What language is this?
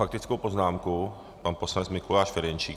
Czech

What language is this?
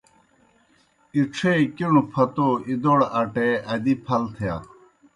Kohistani Shina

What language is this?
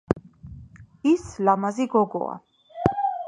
Georgian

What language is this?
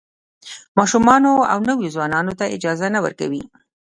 Pashto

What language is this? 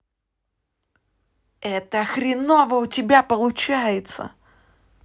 Russian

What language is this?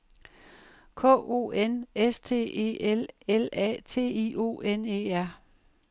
Danish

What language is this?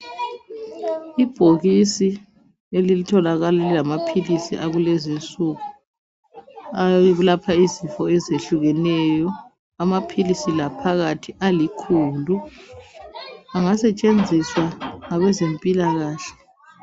North Ndebele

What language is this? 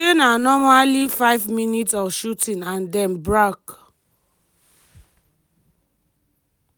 Nigerian Pidgin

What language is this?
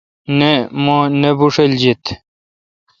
Kalkoti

